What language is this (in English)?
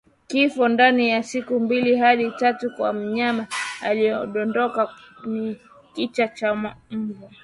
Swahili